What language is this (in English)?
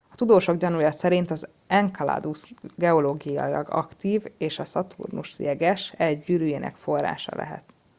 Hungarian